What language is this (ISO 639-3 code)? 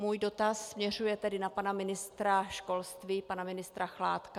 ces